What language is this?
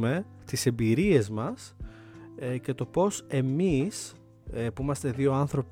Greek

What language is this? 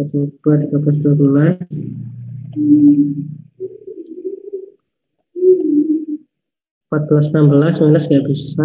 Indonesian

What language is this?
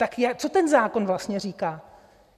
Czech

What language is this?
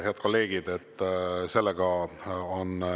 Estonian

